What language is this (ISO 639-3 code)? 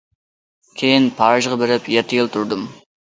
uig